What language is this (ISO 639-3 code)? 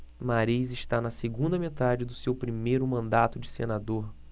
por